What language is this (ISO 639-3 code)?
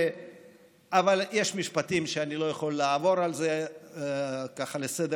heb